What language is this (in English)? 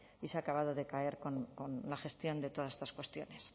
Spanish